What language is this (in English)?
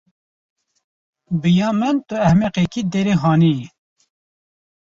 Kurdish